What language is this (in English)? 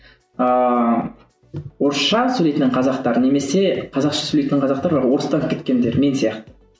Kazakh